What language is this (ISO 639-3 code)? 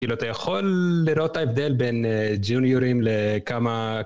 heb